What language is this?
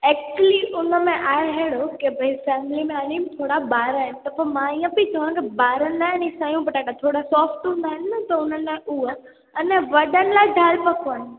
Sindhi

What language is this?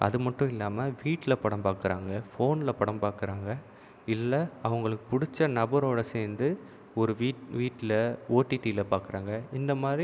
Tamil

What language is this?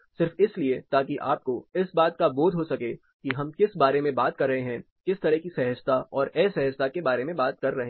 Hindi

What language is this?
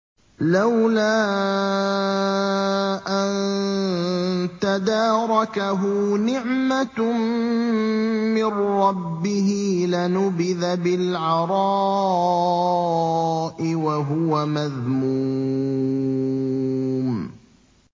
Arabic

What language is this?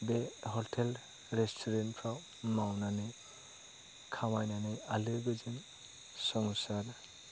Bodo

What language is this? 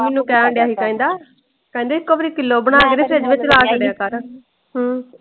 Punjabi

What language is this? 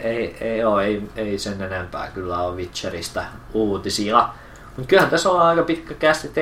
Finnish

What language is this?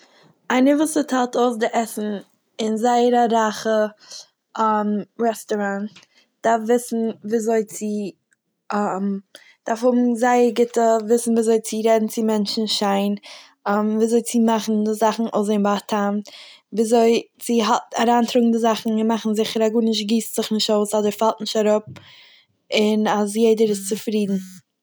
Yiddish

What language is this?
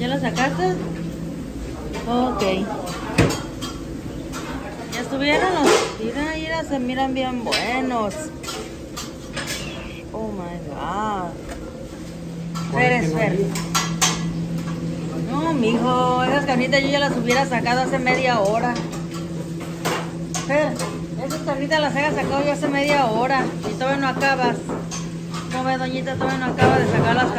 Spanish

